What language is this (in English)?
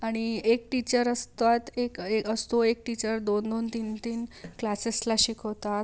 Marathi